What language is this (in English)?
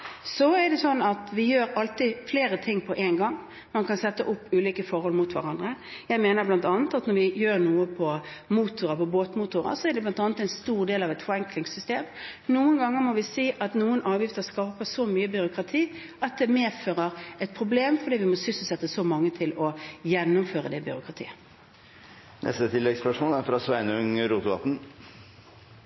Norwegian